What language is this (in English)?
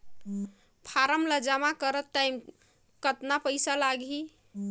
Chhattisgarhi